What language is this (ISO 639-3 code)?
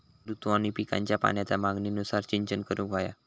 mar